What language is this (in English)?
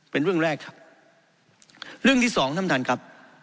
Thai